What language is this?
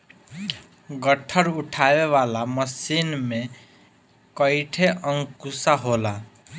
Bhojpuri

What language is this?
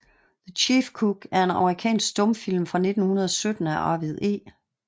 Danish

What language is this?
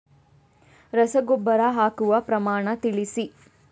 Kannada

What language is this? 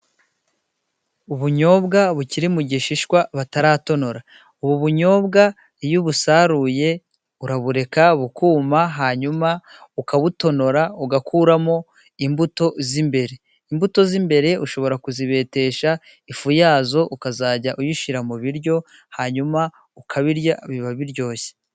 Kinyarwanda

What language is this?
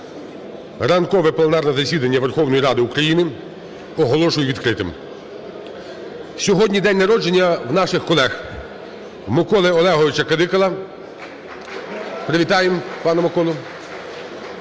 Ukrainian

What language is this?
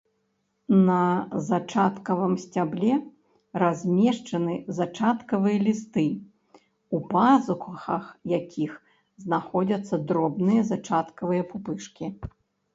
Belarusian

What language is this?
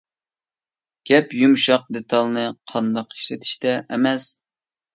Uyghur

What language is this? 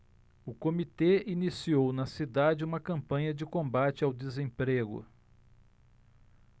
Portuguese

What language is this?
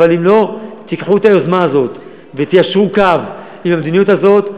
Hebrew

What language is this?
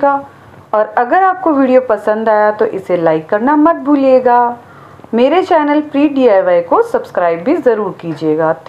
Hindi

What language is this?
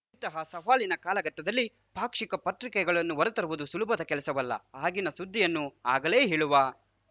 Kannada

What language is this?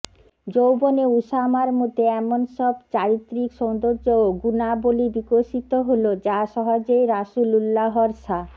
Bangla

